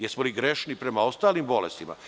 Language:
Serbian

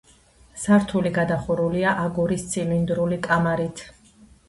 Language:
Georgian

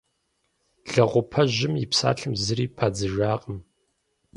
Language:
Kabardian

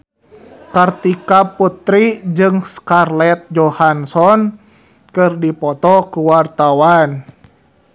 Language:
Sundanese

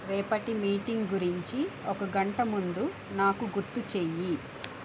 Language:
Telugu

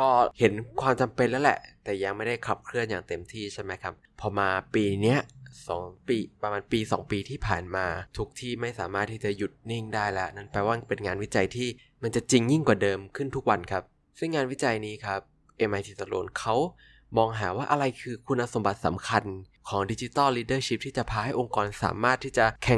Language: Thai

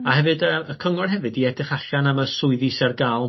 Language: Welsh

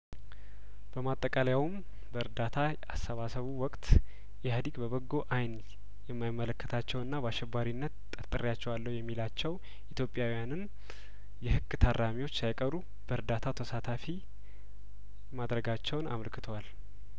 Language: Amharic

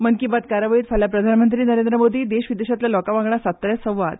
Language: Konkani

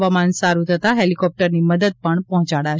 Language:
Gujarati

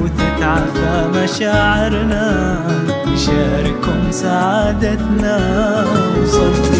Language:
Arabic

